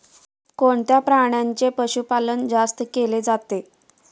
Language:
Marathi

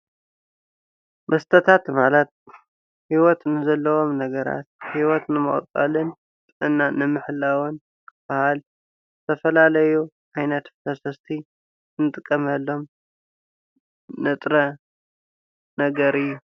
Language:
Tigrinya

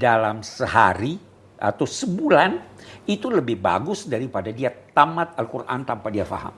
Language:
Indonesian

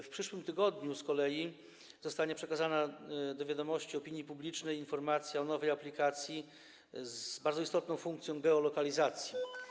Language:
Polish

